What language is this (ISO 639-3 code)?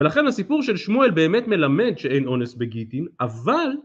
heb